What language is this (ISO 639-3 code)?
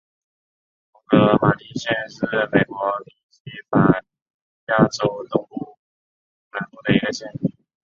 zho